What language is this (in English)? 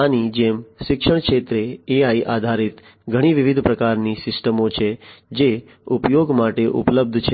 Gujarati